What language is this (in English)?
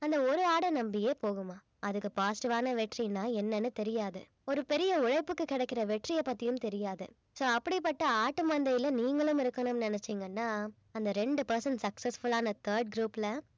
Tamil